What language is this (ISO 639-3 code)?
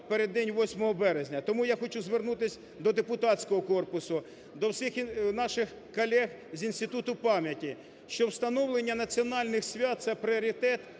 ukr